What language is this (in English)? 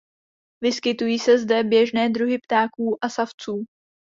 Czech